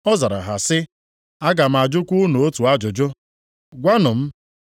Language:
Igbo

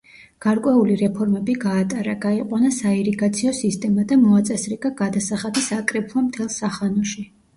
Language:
Georgian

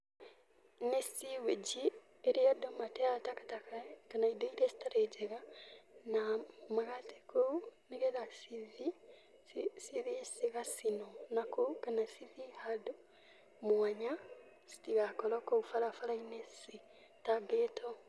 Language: Kikuyu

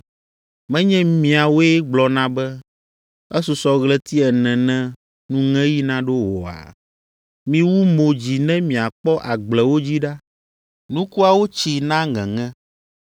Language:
Ewe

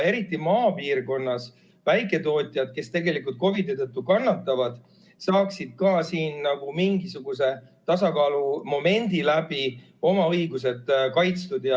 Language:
Estonian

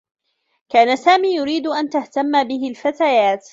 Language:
Arabic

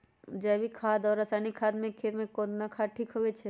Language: Magahi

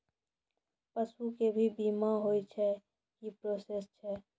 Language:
Maithili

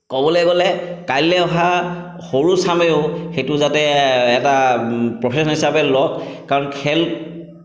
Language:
Assamese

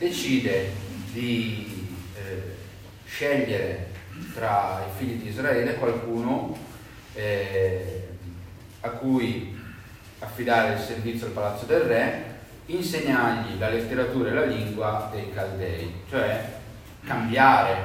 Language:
Italian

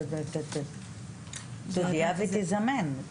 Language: Hebrew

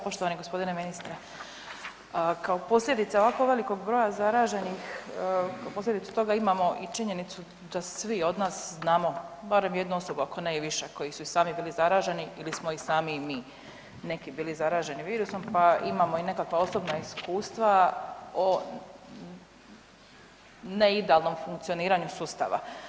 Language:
Croatian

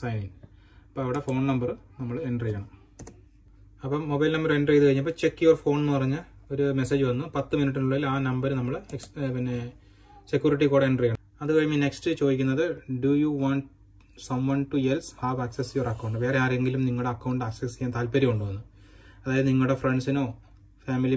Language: Malayalam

